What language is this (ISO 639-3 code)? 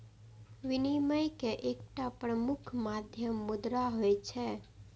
mai